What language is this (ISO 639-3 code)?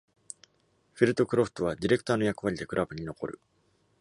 jpn